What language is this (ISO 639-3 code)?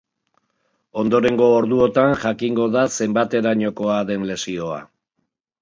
eus